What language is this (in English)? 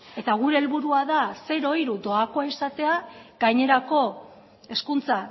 Basque